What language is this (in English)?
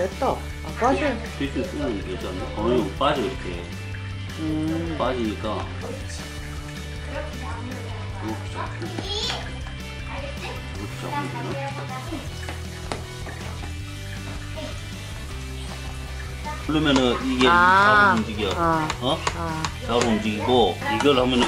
Korean